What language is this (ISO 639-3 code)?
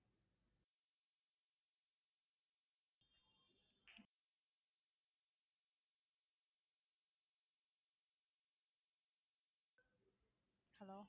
tam